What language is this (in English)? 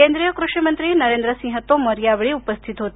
Marathi